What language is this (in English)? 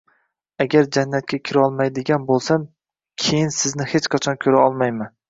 Uzbek